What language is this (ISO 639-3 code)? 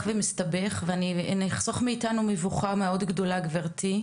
heb